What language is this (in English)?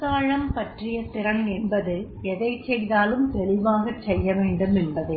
Tamil